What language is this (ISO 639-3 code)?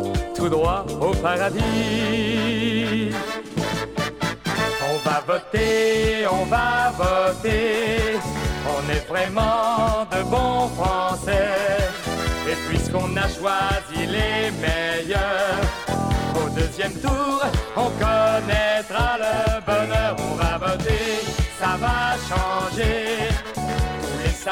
fra